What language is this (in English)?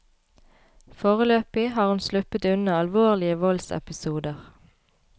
Norwegian